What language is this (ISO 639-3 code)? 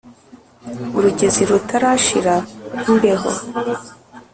kin